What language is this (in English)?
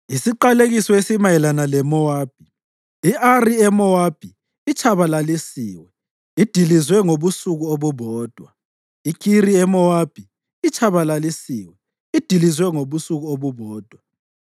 North Ndebele